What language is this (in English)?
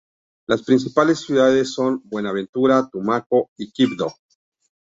Spanish